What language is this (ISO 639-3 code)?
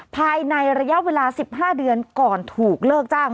tha